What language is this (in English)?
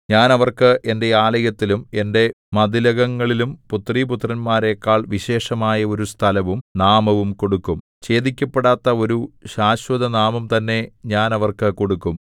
Malayalam